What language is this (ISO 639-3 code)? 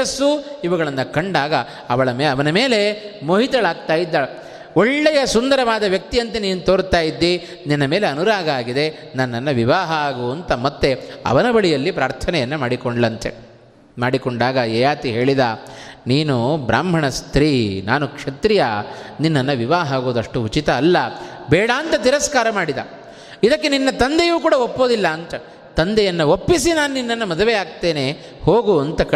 kan